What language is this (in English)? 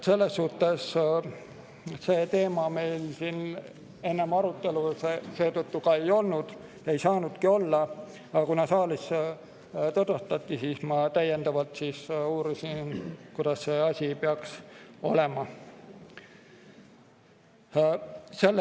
Estonian